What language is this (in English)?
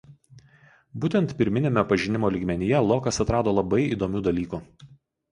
Lithuanian